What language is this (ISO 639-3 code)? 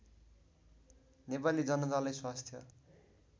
nep